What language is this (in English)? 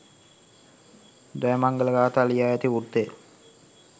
Sinhala